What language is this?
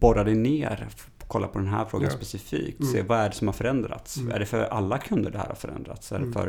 Swedish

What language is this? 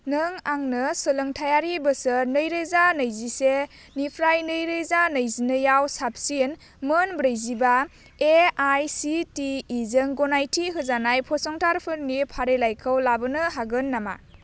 Bodo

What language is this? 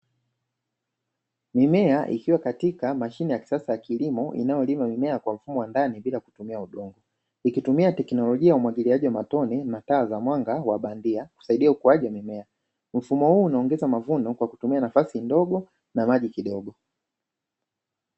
Swahili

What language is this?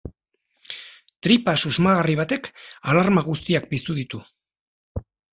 Basque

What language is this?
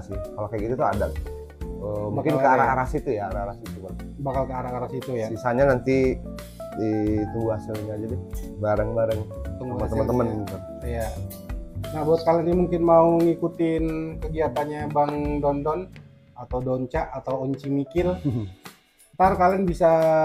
Indonesian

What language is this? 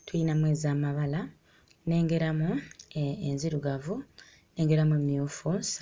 Ganda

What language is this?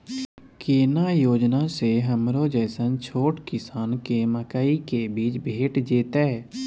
Maithili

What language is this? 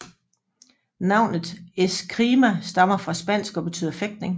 Danish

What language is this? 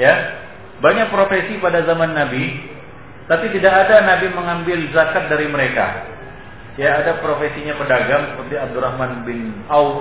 Indonesian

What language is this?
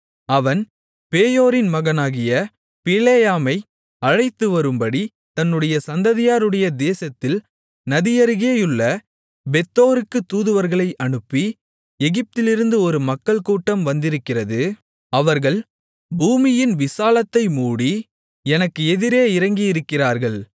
Tamil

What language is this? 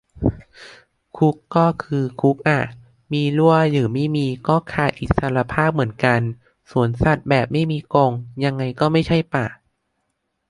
Thai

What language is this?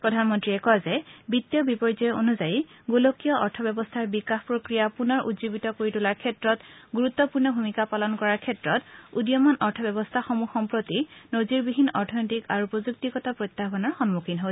Assamese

